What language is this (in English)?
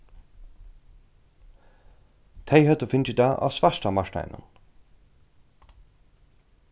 Faroese